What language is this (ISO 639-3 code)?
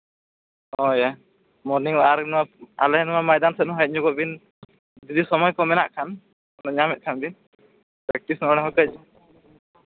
sat